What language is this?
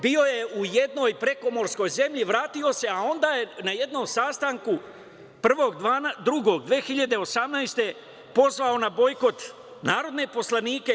Serbian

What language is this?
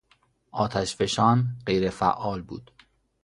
Persian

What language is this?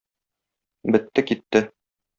Tatar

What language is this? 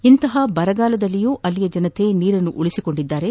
Kannada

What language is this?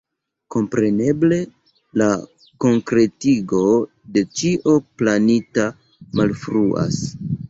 Esperanto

